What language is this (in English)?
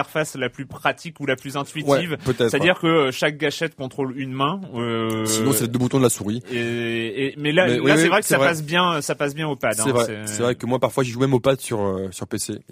French